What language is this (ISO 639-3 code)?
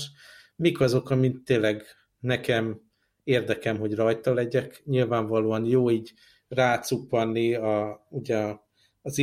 hun